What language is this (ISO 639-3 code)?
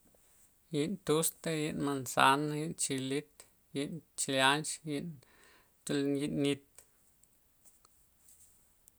ztp